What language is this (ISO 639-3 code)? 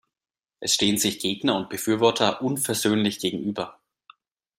deu